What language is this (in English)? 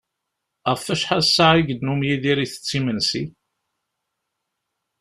Kabyle